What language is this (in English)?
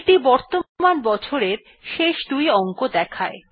Bangla